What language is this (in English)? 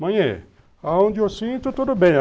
Portuguese